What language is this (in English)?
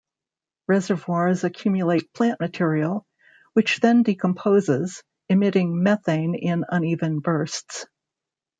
English